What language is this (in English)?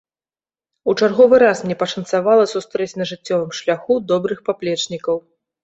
Belarusian